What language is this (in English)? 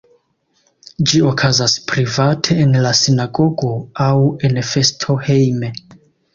Esperanto